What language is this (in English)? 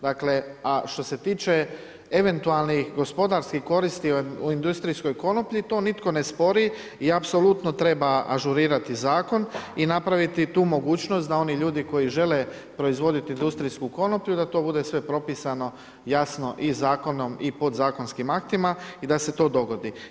Croatian